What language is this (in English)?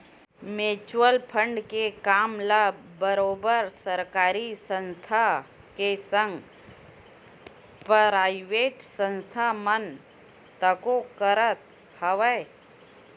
Chhattisgarhi